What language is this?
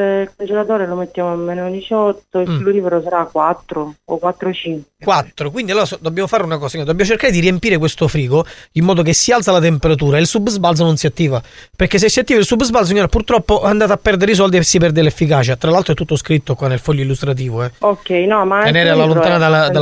Italian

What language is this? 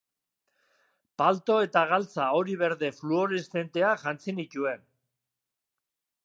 Basque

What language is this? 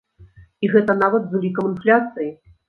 Belarusian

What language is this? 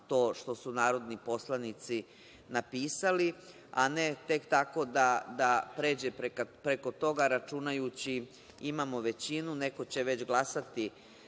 Serbian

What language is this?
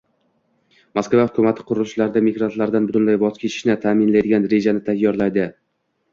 Uzbek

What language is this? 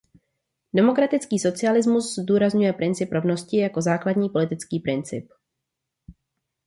Czech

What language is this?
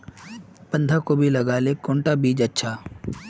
Magahi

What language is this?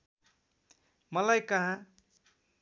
Nepali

